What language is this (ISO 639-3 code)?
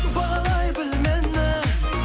kaz